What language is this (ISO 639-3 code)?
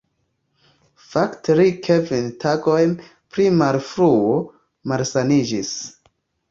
epo